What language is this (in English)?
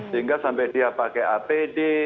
Indonesian